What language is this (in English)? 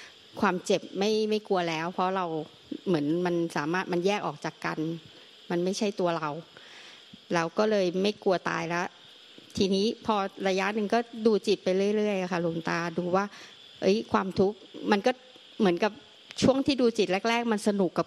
Thai